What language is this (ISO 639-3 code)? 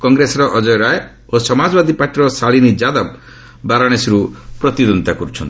ori